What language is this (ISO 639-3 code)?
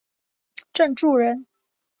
zho